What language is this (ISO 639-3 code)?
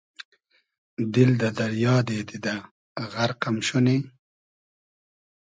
haz